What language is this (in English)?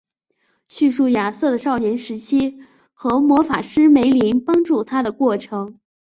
Chinese